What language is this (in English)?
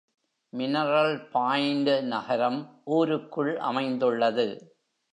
Tamil